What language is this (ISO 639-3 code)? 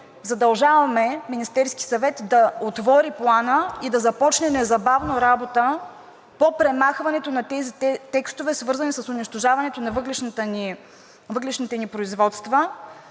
bul